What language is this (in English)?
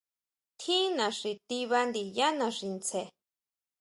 Huautla Mazatec